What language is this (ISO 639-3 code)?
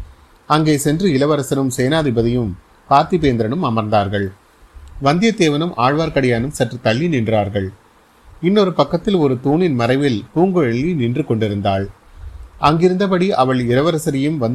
tam